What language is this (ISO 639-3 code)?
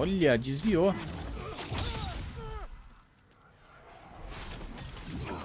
por